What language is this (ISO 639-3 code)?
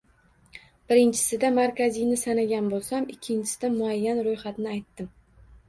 uzb